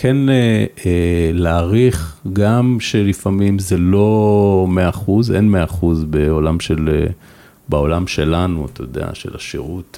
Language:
Hebrew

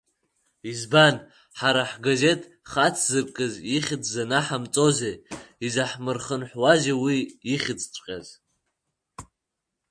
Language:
Abkhazian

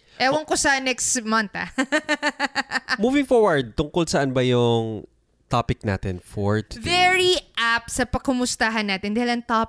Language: Filipino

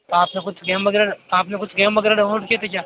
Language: Hindi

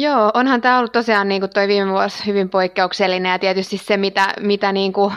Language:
Finnish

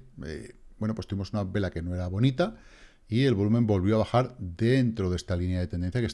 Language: Spanish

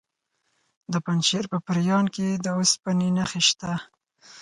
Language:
Pashto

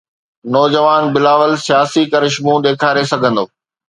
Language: Sindhi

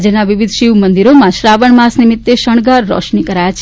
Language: Gujarati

